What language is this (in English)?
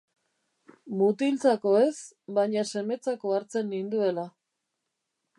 Basque